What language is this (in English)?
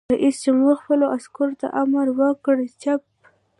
Pashto